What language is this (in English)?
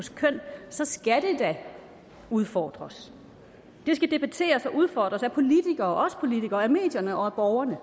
Danish